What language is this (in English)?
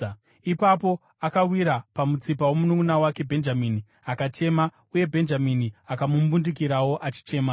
Shona